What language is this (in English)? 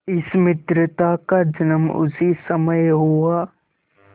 Hindi